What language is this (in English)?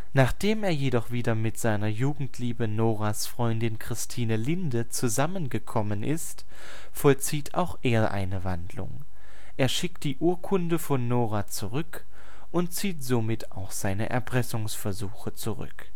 German